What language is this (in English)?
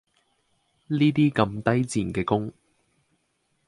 Cantonese